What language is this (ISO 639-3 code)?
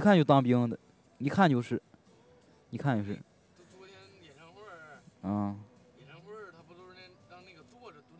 zho